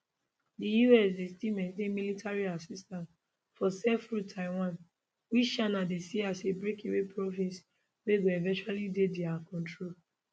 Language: Nigerian Pidgin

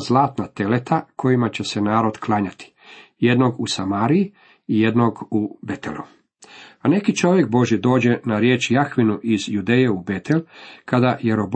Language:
Croatian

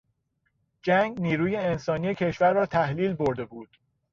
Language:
Persian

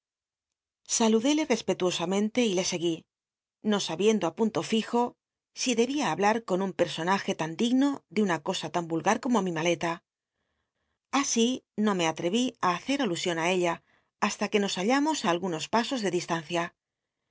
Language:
Spanish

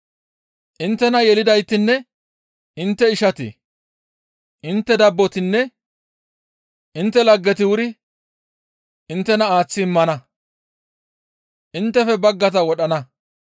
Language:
Gamo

